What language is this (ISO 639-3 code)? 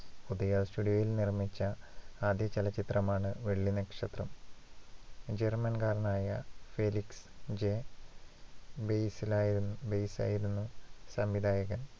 mal